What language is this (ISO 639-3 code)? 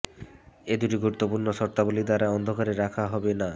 ben